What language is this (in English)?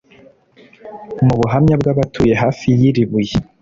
Kinyarwanda